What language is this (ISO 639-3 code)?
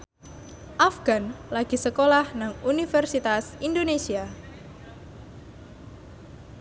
jav